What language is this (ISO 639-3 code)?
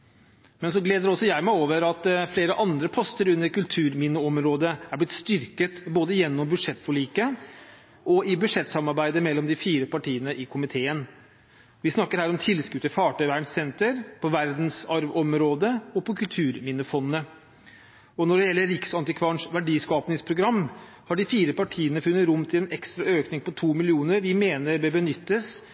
nob